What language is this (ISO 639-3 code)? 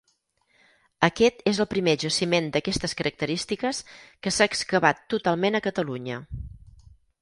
cat